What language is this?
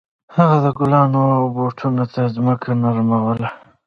Pashto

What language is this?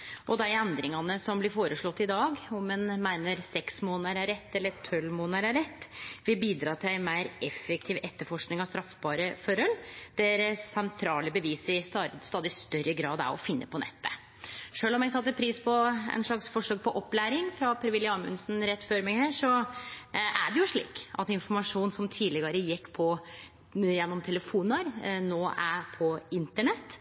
Norwegian Nynorsk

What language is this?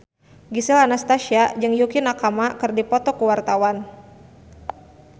Sundanese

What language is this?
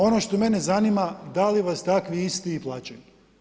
Croatian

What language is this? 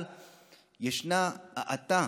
Hebrew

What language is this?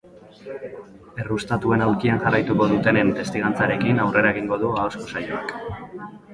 Basque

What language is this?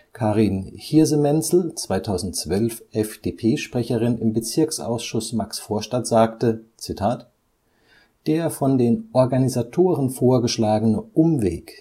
German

